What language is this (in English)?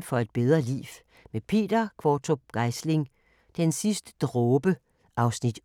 Danish